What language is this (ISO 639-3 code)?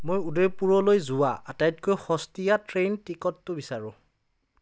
asm